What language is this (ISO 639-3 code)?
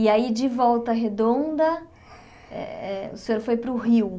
por